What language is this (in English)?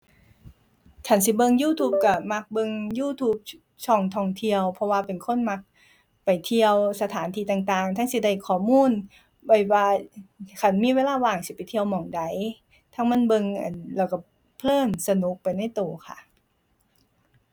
Thai